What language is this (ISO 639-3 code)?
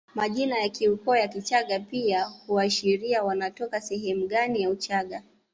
swa